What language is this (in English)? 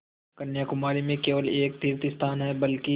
Hindi